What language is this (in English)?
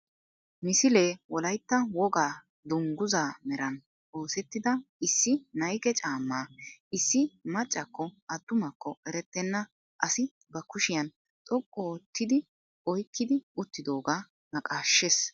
Wolaytta